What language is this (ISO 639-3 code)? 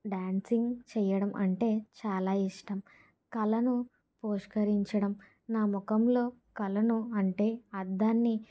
tel